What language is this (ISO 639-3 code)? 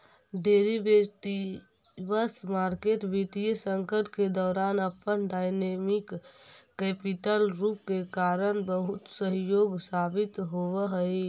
mag